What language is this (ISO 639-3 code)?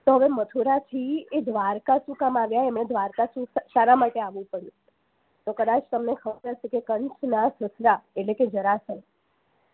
guj